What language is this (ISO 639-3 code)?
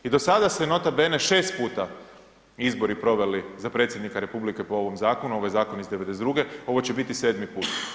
hrv